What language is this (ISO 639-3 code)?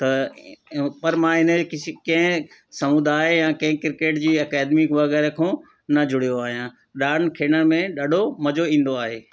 snd